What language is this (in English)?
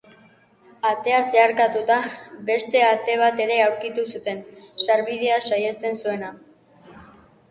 Basque